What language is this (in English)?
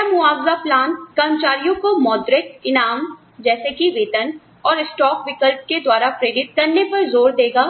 Hindi